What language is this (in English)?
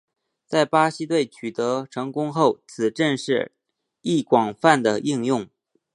Chinese